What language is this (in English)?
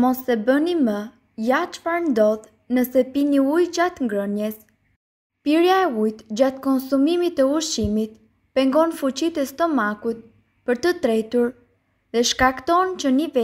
Romanian